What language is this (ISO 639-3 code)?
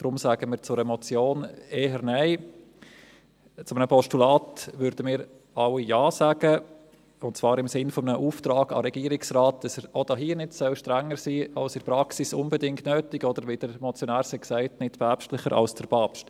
gsw